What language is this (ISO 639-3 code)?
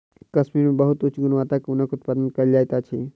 mai